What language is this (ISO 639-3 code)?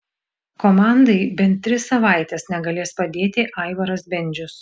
lit